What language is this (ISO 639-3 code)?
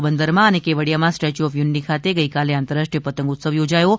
guj